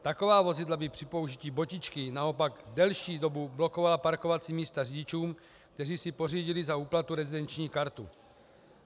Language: Czech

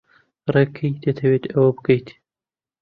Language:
Central Kurdish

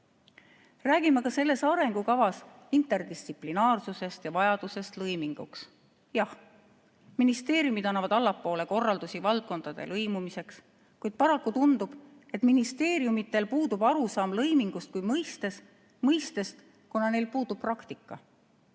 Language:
Estonian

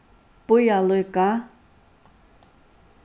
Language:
Faroese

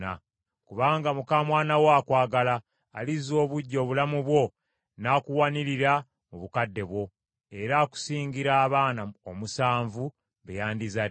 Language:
Ganda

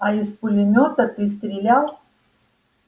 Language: Russian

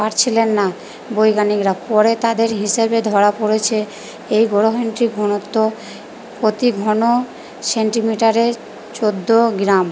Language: Bangla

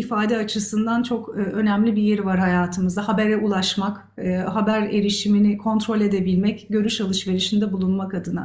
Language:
Turkish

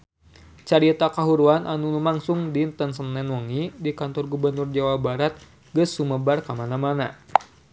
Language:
Sundanese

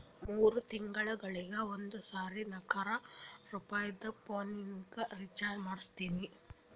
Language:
Kannada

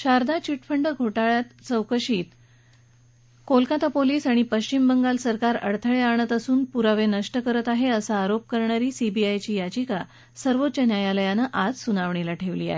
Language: Marathi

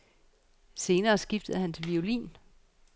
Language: Danish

